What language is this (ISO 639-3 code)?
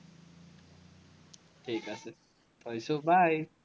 asm